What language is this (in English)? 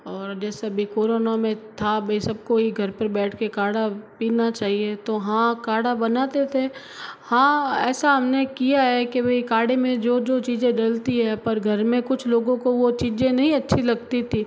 Hindi